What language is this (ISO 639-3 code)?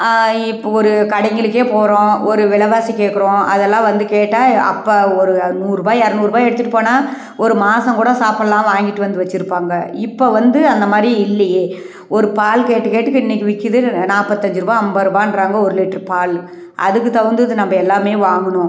tam